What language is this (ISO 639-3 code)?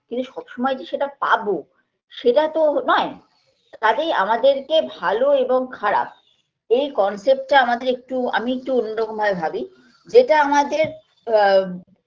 ben